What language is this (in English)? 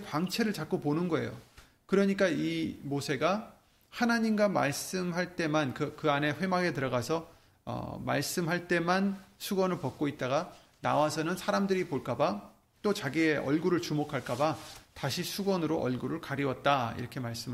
Korean